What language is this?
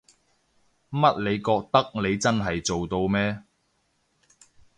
Cantonese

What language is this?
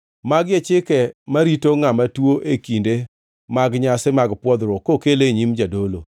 Luo (Kenya and Tanzania)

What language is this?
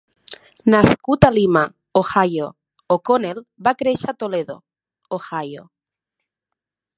Catalan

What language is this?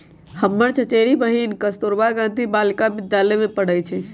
Magahi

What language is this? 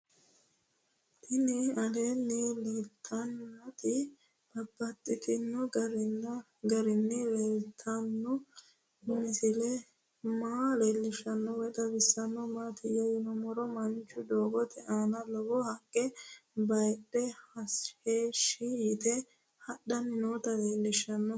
Sidamo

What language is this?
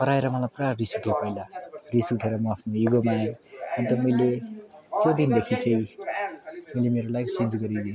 Nepali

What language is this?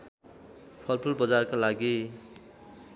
Nepali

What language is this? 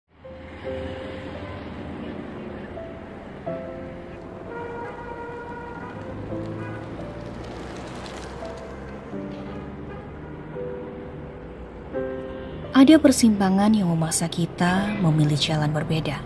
Indonesian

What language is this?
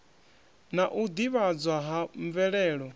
Venda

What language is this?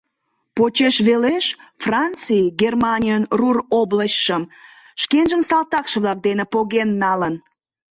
Mari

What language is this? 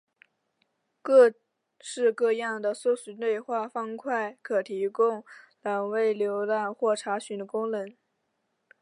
Chinese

